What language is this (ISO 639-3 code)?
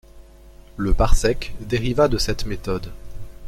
fra